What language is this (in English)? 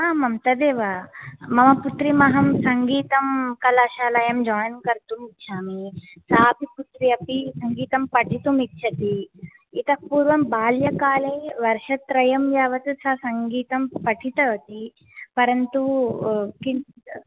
Sanskrit